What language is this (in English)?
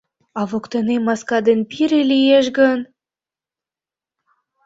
Mari